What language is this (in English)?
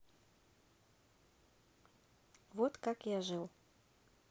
Russian